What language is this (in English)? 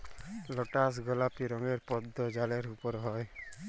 Bangla